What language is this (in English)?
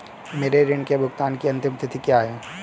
Hindi